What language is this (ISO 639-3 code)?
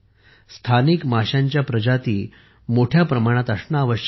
mar